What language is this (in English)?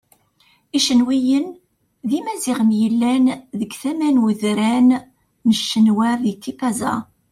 Kabyle